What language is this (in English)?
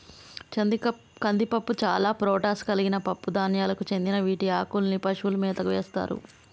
Telugu